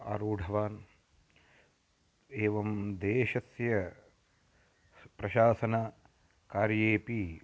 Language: Sanskrit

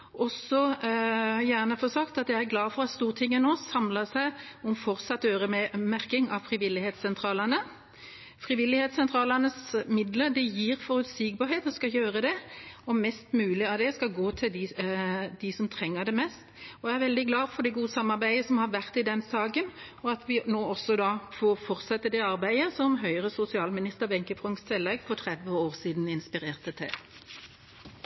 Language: Norwegian Bokmål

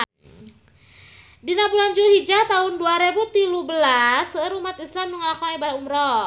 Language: Sundanese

